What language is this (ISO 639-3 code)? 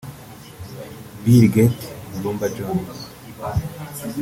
kin